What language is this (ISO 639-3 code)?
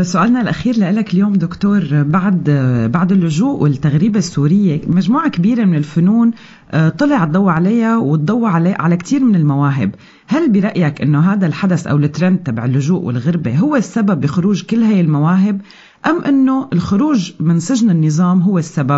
ara